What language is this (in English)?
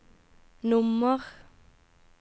Norwegian